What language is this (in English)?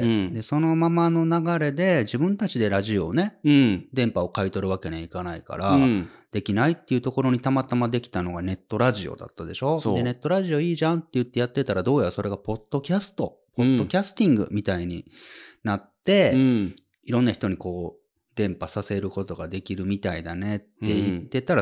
Japanese